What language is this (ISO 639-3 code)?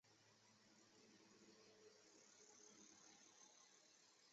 zho